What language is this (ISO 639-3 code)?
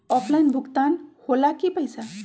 mag